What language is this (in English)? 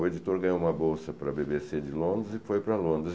Portuguese